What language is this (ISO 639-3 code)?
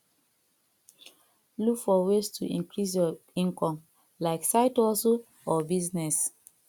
pcm